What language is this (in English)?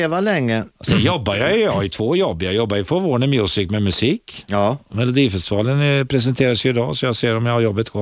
Swedish